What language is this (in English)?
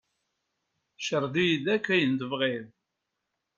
Kabyle